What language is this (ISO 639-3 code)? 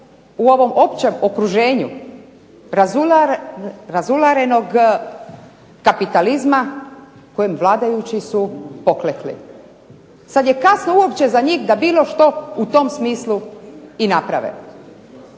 hrv